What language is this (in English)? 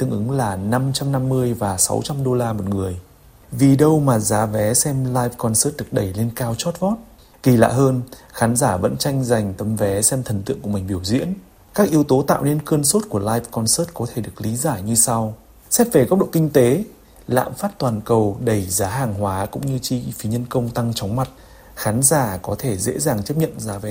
Vietnamese